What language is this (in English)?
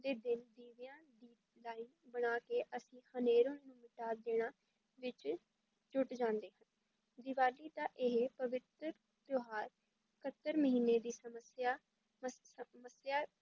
Punjabi